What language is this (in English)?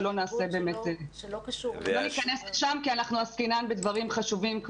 Hebrew